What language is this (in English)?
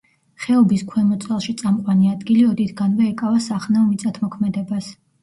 Georgian